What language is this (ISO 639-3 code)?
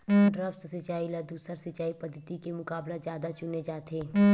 hne